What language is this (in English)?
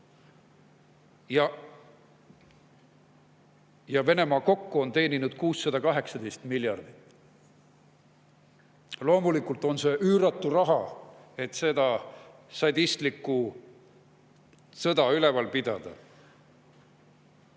Estonian